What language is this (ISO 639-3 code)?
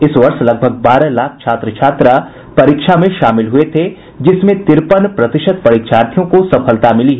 hin